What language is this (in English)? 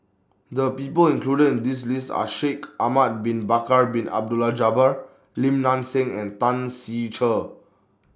English